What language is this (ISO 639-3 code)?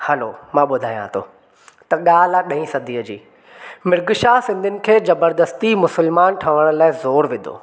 snd